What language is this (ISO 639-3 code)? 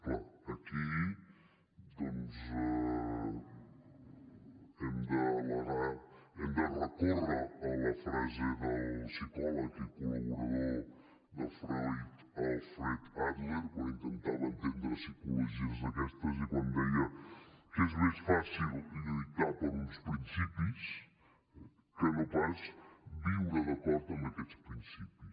cat